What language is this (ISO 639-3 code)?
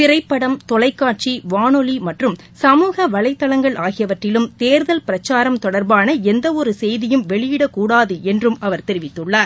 tam